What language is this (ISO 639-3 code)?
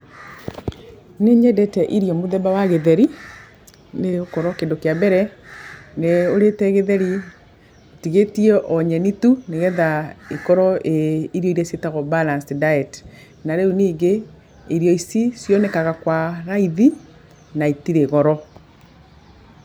kik